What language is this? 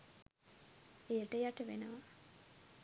Sinhala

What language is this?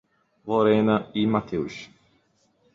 Portuguese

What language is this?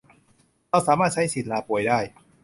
Thai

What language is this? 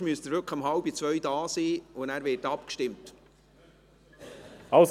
Swiss German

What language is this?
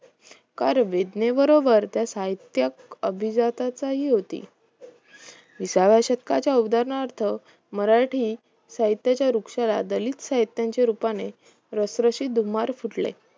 Marathi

